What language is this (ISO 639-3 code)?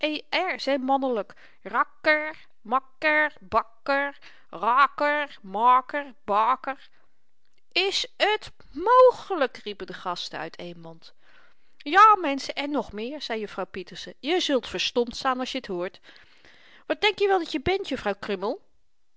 nld